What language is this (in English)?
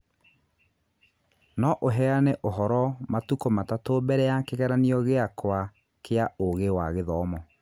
Kikuyu